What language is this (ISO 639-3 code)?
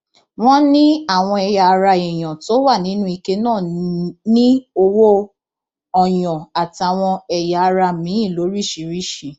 yor